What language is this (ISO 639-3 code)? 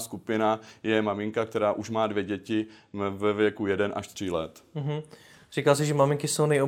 ces